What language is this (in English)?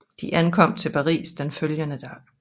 Danish